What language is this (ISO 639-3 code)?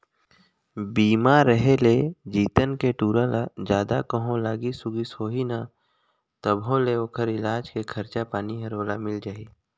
hne